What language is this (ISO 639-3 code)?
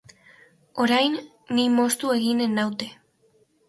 eus